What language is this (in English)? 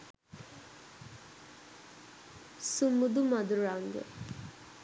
Sinhala